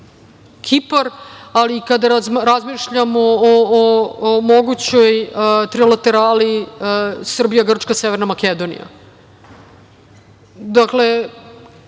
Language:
Serbian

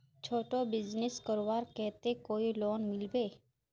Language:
Magahi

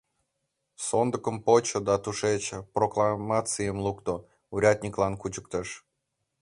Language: Mari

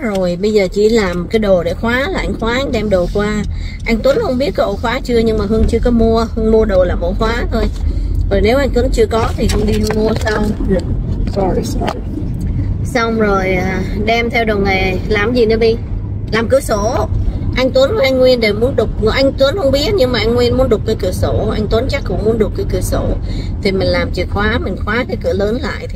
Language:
Vietnamese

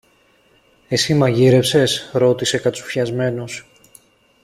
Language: Greek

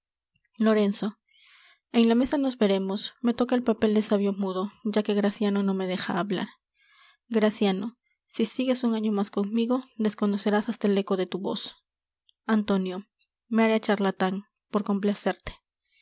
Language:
Spanish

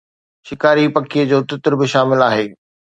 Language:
Sindhi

